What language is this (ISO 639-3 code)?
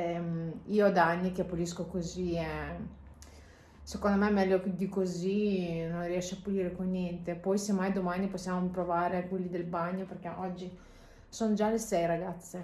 ita